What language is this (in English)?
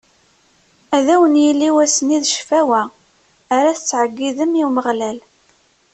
Kabyle